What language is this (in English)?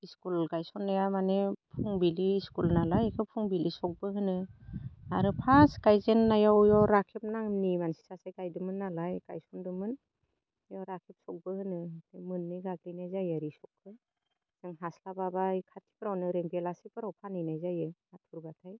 Bodo